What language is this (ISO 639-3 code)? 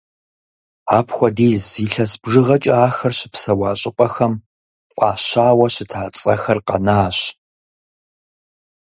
kbd